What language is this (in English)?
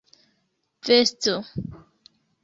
Esperanto